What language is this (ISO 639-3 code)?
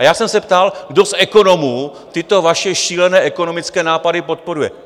ces